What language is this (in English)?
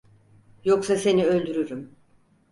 Turkish